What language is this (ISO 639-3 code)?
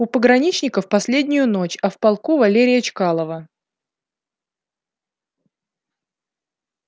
rus